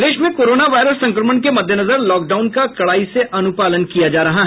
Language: Hindi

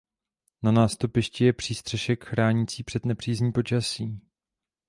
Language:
Czech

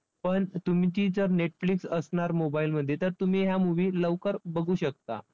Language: Marathi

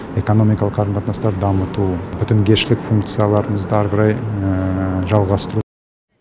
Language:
Kazakh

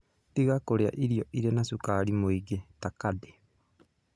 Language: Kikuyu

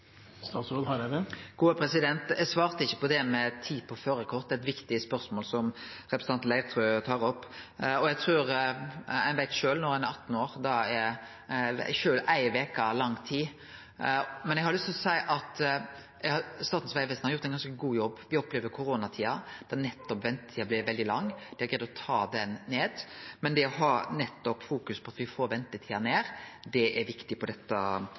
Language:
Norwegian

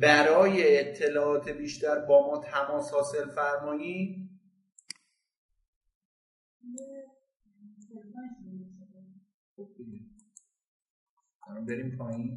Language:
Persian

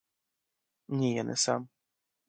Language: Ukrainian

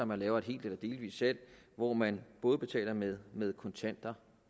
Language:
Danish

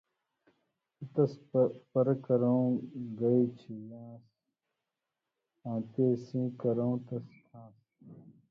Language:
Indus Kohistani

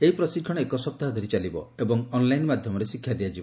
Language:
Odia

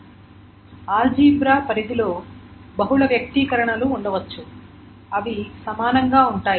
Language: Telugu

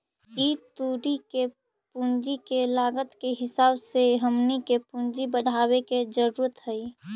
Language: Magahi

